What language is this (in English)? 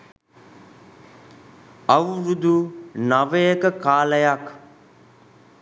Sinhala